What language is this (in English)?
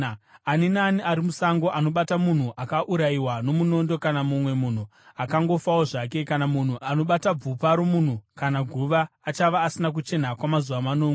Shona